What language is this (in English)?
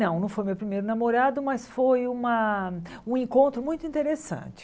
Portuguese